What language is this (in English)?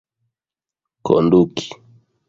Esperanto